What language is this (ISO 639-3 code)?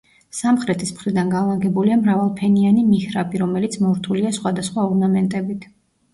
kat